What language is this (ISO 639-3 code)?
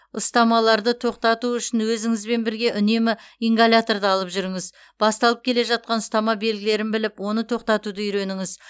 kaz